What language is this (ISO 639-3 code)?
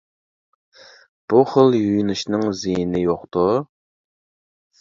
uig